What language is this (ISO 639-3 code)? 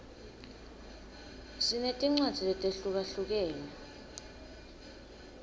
ssw